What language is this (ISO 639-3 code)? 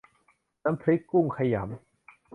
tha